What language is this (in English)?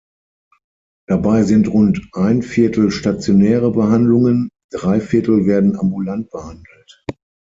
German